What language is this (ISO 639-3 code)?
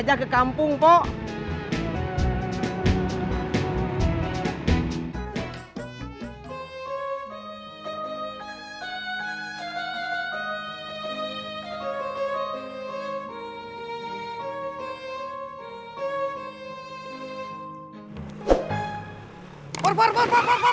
ind